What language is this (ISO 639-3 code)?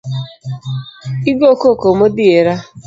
luo